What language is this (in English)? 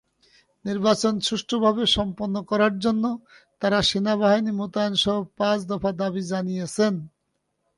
Bangla